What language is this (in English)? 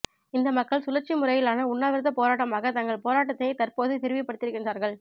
Tamil